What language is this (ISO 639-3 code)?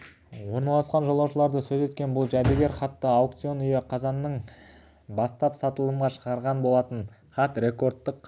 kaz